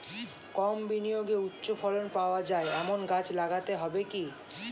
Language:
Bangla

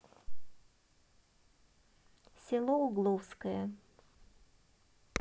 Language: Russian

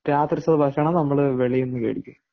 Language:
Malayalam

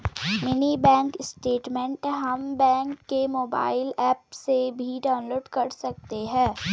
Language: Hindi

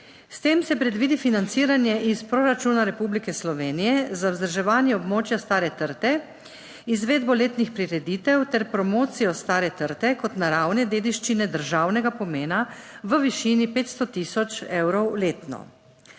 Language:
Slovenian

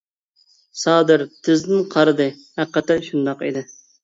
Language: Uyghur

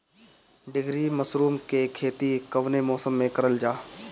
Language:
Bhojpuri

